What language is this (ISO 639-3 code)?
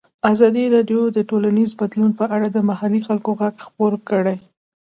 pus